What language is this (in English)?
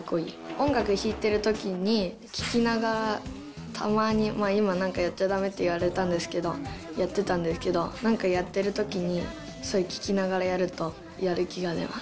Japanese